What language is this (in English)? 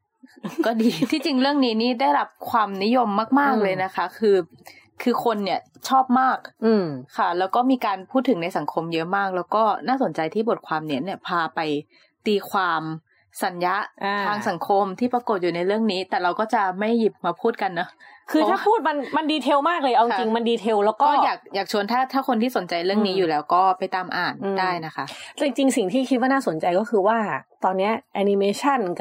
Thai